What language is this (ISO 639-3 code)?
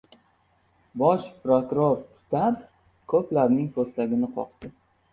uzb